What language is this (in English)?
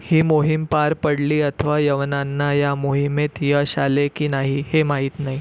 Marathi